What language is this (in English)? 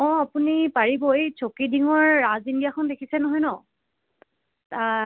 Assamese